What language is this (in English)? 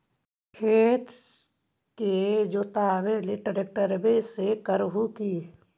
Magahi